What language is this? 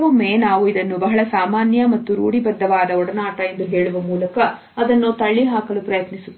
Kannada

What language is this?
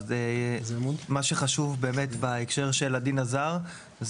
Hebrew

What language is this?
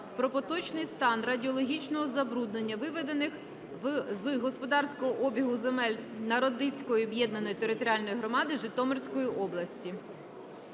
Ukrainian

